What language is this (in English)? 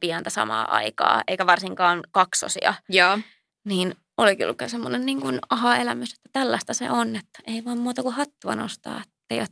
Finnish